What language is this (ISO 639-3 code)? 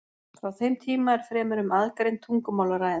isl